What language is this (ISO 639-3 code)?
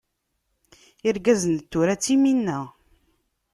kab